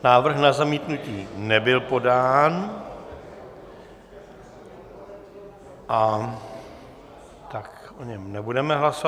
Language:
Czech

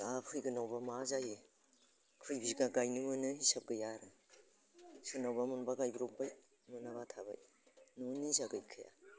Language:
Bodo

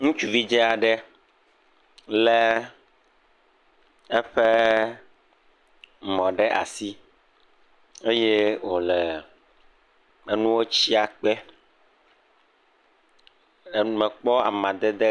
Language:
Ewe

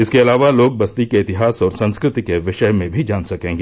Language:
Hindi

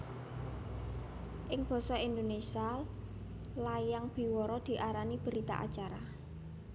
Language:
Javanese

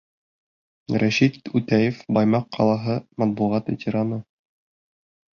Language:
Bashkir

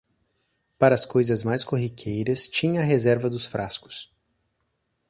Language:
Portuguese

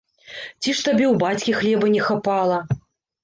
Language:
Belarusian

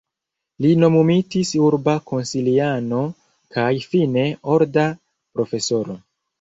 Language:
Esperanto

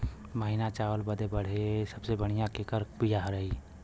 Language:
Bhojpuri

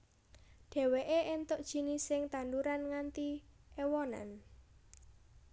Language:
Javanese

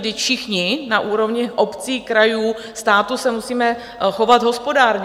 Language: Czech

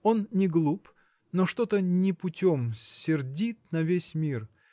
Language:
Russian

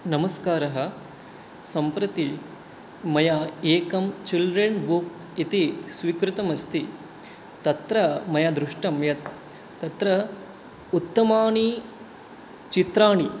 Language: Sanskrit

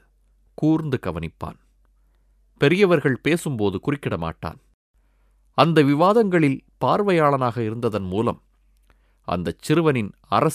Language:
Tamil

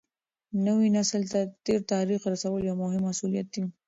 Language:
Pashto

